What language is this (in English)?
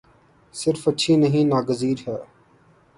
Urdu